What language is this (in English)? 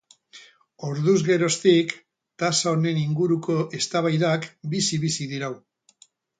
Basque